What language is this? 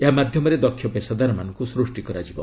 Odia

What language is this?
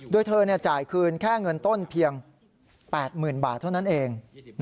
Thai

